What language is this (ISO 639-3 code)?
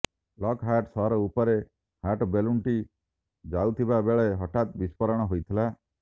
ori